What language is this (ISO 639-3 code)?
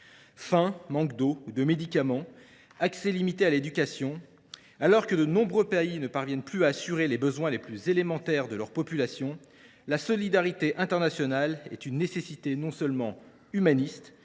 fra